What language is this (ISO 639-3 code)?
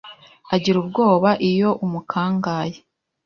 kin